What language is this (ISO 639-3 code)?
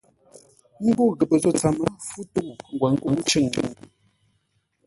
nla